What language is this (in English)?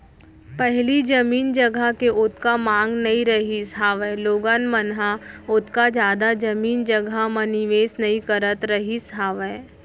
Chhattisgarhi